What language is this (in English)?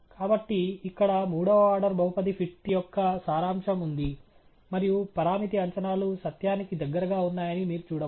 Telugu